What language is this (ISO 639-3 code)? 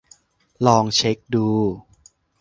tha